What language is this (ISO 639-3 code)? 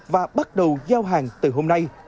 vie